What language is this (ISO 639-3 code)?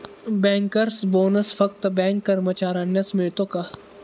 mar